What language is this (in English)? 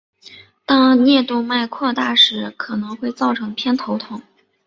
Chinese